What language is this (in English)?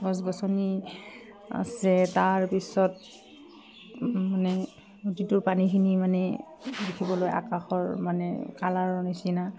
Assamese